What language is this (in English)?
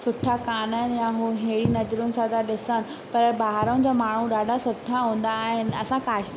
Sindhi